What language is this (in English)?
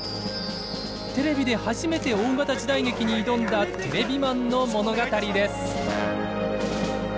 Japanese